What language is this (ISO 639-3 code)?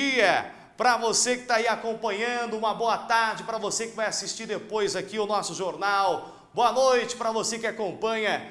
por